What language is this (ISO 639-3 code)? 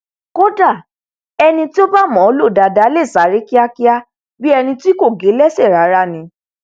yor